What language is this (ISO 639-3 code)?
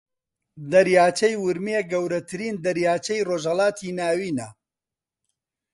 ckb